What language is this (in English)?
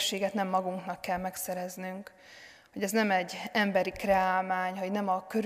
Hungarian